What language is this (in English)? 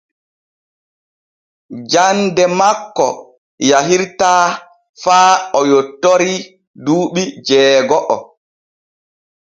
Borgu Fulfulde